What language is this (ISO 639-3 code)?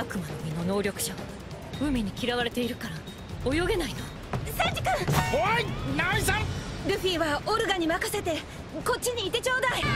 jpn